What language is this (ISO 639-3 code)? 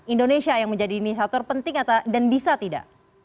ind